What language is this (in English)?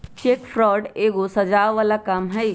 Magahi